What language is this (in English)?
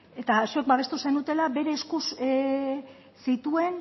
Basque